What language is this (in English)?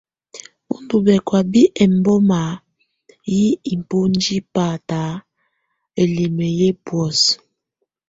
Tunen